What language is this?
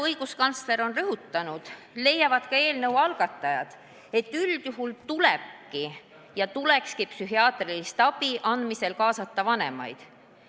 Estonian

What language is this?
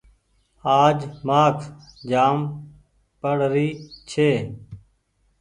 Goaria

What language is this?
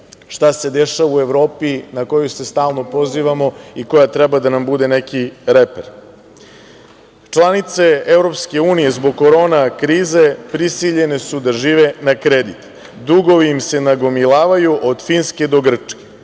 Serbian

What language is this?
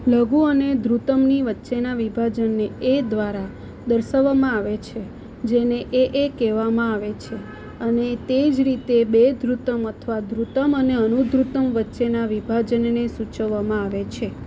Gujarati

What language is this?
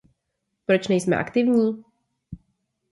Czech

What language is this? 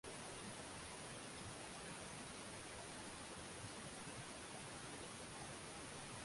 Swahili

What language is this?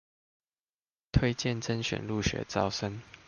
Chinese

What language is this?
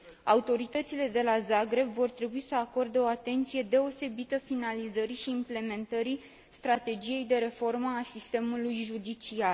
Romanian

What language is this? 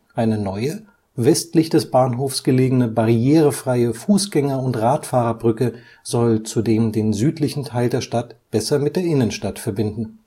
German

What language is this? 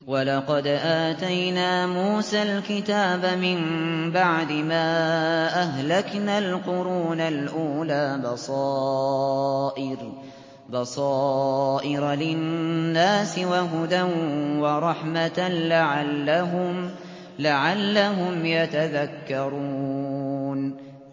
Arabic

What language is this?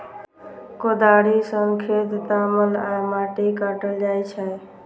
Maithili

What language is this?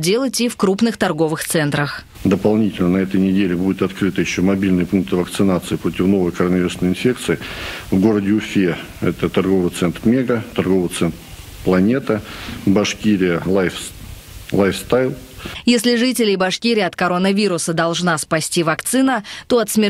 Russian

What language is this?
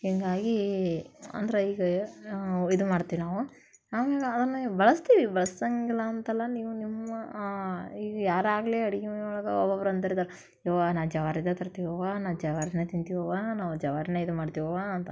Kannada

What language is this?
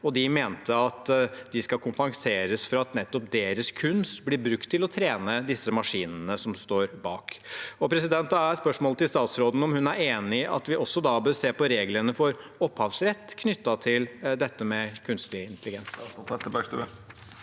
Norwegian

